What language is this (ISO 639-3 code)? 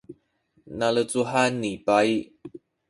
szy